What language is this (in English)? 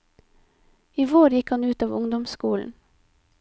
Norwegian